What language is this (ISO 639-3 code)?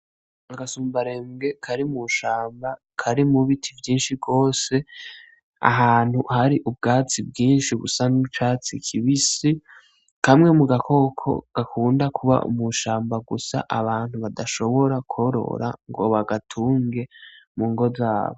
run